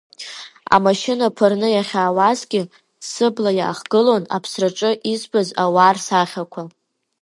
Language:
Abkhazian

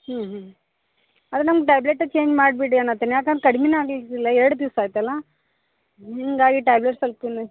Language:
Kannada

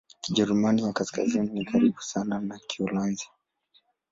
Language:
Swahili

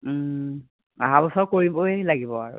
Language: Assamese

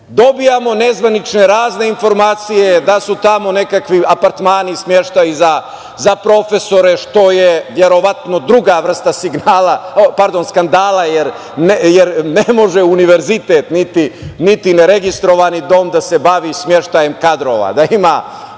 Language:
Serbian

